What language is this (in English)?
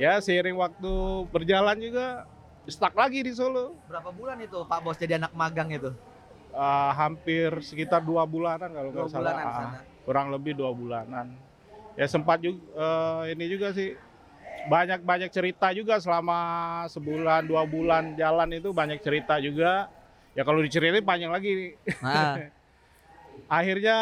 Indonesian